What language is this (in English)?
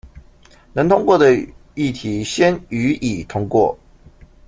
Chinese